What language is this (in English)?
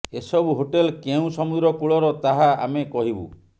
Odia